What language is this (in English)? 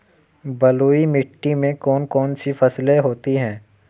Hindi